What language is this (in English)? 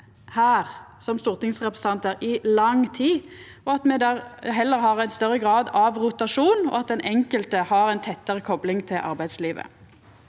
Norwegian